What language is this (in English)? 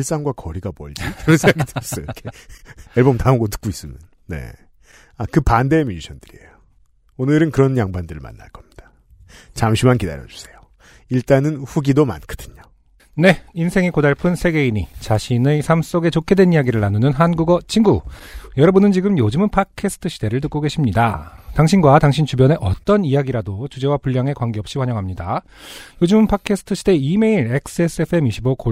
Korean